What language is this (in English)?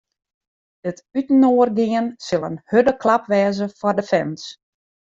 Western Frisian